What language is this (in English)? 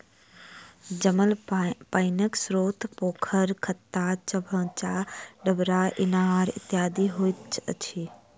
Maithili